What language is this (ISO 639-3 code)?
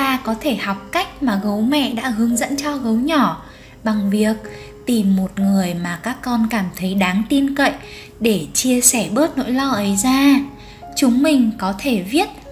vie